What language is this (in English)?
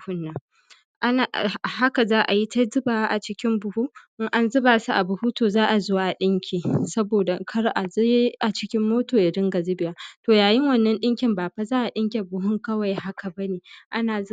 Hausa